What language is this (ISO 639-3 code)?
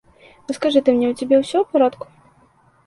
bel